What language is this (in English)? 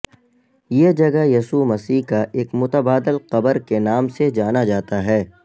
Urdu